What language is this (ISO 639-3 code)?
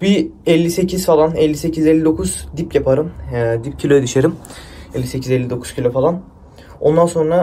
tur